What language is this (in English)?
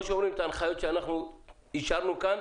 Hebrew